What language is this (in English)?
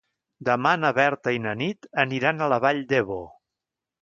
Catalan